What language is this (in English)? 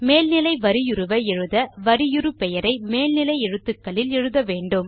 Tamil